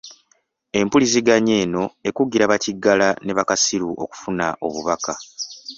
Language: Ganda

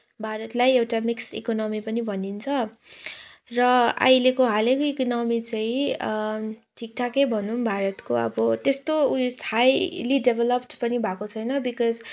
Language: Nepali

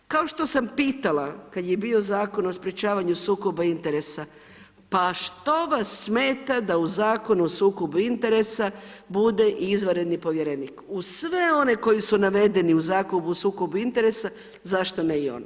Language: Croatian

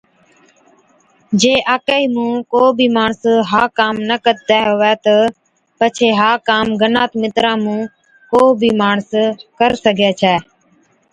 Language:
Od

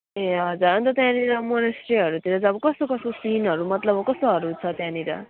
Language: Nepali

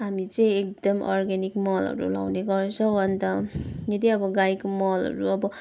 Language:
Nepali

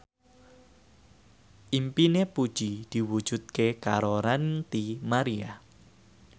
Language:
Javanese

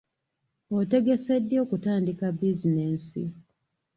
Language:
Ganda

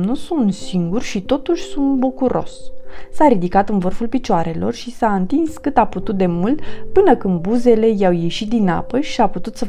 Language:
Romanian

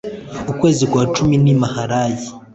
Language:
Kinyarwanda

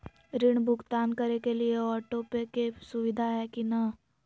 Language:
Magahi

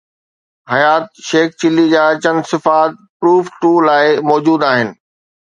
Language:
Sindhi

